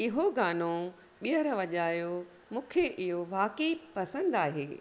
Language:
Sindhi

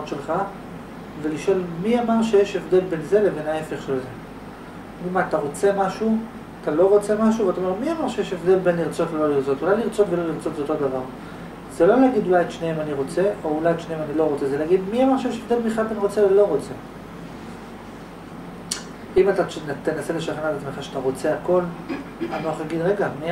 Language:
Hebrew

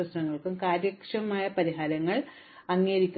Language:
Malayalam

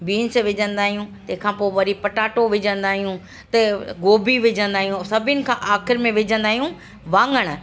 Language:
Sindhi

